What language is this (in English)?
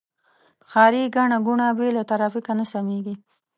Pashto